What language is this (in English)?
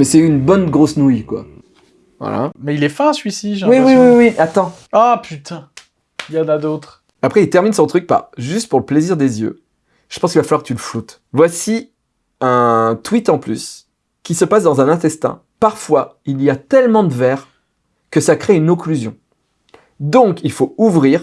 French